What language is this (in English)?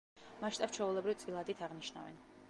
Georgian